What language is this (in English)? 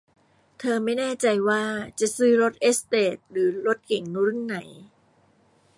Thai